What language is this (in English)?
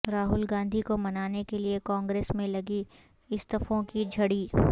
Urdu